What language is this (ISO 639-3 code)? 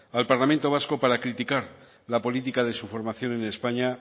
spa